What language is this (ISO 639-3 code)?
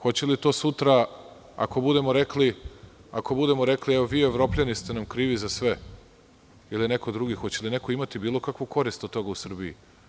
srp